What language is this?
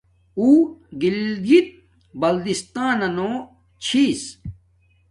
Domaaki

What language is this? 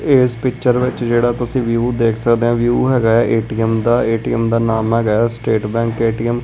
Punjabi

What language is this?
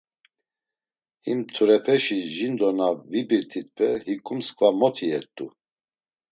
Laz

